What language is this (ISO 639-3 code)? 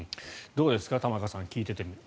jpn